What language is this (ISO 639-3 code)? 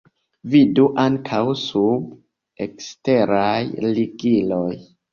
epo